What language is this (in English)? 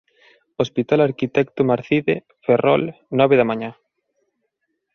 Galician